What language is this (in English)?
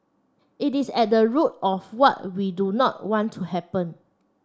English